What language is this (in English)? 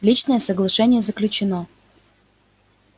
Russian